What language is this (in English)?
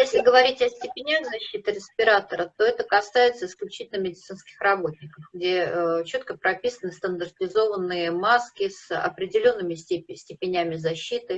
Russian